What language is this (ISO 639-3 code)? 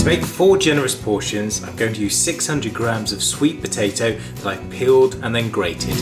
eng